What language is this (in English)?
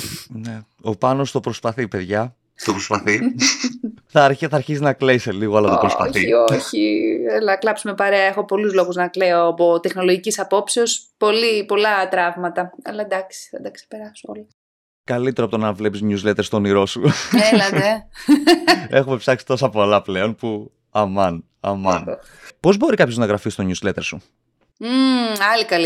Greek